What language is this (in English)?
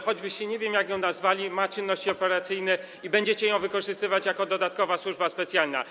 Polish